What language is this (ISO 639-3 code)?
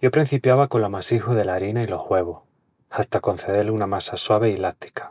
ext